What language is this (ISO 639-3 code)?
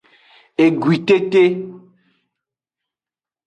ajg